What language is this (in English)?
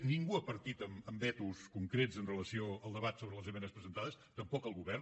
Catalan